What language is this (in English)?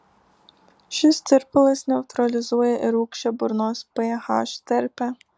Lithuanian